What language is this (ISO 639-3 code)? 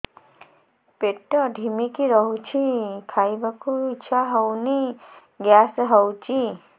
ori